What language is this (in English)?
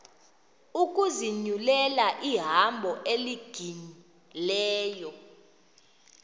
Xhosa